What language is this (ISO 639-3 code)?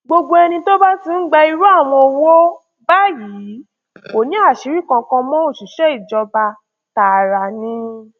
yor